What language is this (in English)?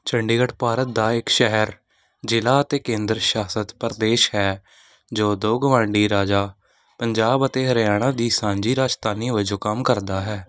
Punjabi